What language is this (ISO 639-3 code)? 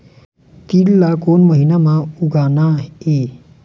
hne